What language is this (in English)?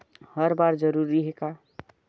Chhattisgarhi